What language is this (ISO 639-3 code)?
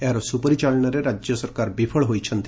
ori